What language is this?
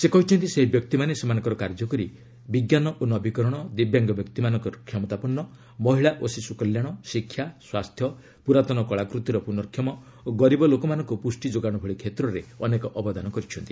Odia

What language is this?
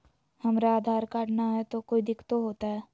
Magahi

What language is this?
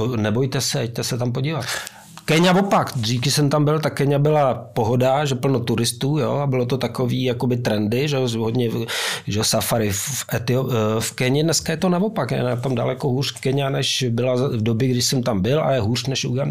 Czech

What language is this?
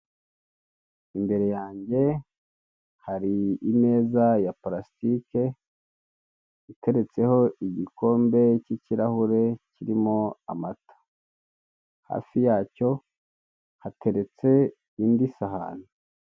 Kinyarwanda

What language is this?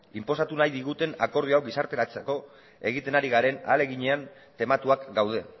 Basque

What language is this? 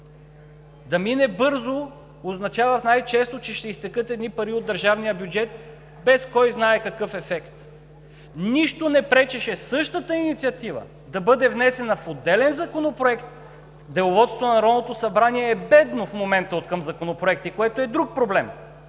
Bulgarian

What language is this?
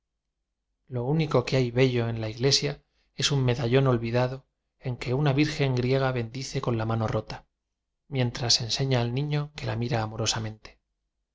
Spanish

